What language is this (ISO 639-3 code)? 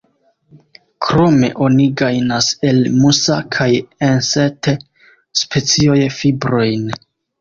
epo